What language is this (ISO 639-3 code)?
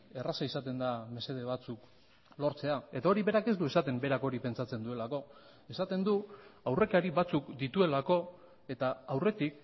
eus